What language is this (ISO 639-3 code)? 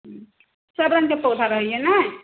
mai